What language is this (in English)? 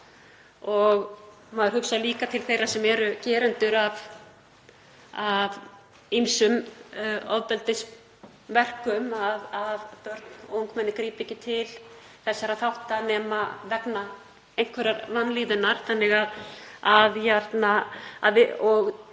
Icelandic